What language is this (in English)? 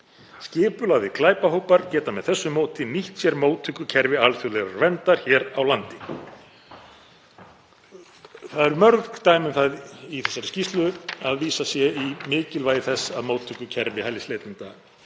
Icelandic